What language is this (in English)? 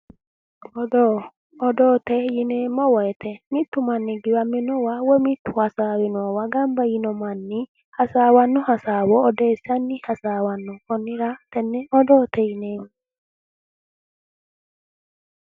Sidamo